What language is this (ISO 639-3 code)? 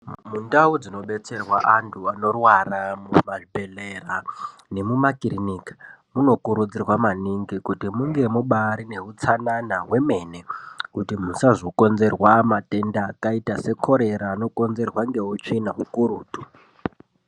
ndc